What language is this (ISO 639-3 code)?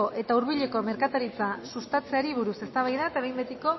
eus